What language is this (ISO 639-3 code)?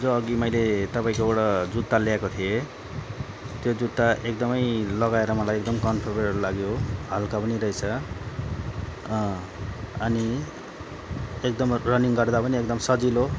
nep